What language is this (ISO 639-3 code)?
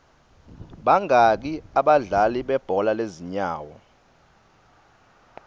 ssw